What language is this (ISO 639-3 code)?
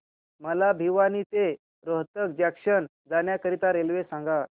mar